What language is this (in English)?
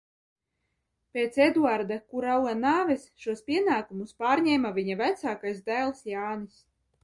Latvian